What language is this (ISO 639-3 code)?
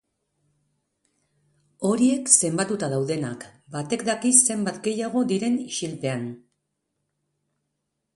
eus